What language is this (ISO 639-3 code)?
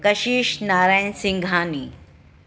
snd